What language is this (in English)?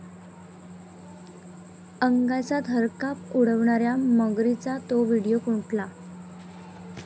Marathi